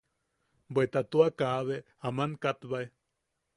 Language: Yaqui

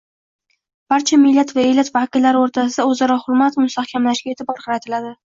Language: Uzbek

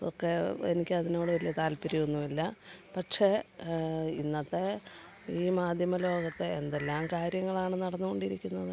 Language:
Malayalam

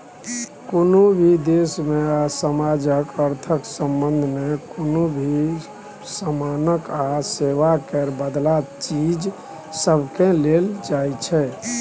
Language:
Maithili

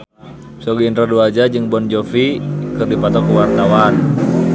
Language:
Sundanese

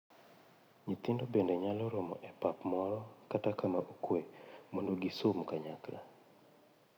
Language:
Luo (Kenya and Tanzania)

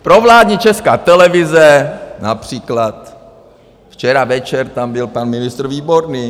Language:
Czech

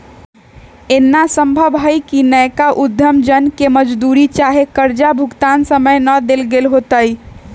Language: Magahi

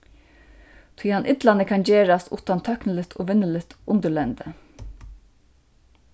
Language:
Faroese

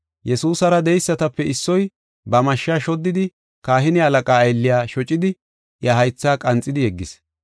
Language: Gofa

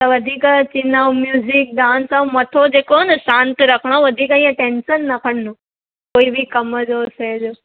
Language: Sindhi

